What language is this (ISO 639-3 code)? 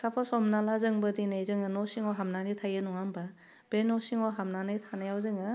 brx